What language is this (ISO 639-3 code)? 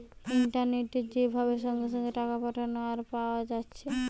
ben